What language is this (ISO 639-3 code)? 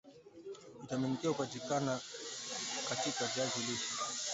swa